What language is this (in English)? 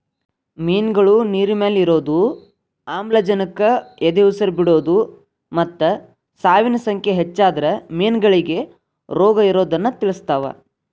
Kannada